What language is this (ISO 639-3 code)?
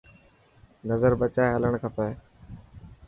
mki